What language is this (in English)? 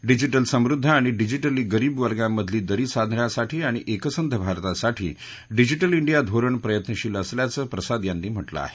Marathi